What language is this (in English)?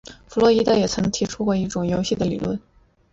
Chinese